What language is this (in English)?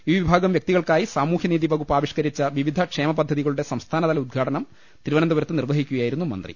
Malayalam